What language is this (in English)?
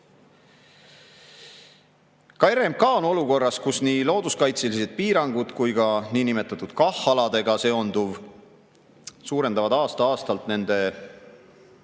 Estonian